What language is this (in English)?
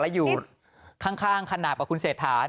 Thai